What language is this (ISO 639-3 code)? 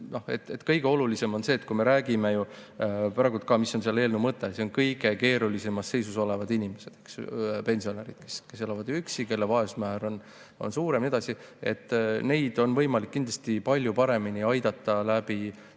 est